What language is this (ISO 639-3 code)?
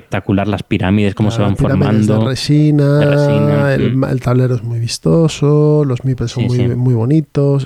spa